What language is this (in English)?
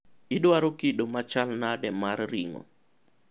Luo (Kenya and Tanzania)